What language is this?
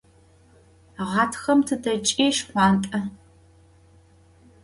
Adyghe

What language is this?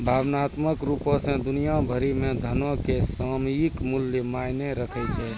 Maithili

